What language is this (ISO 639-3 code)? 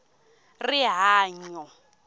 tso